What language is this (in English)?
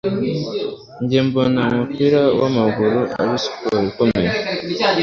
Kinyarwanda